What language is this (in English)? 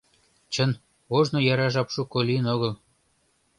Mari